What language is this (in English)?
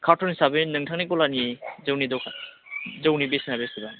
Bodo